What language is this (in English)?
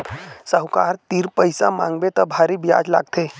Chhattisgarhi